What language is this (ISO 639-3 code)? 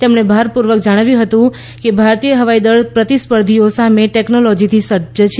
guj